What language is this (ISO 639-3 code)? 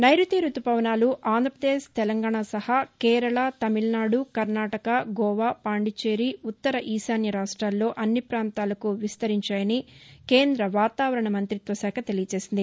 tel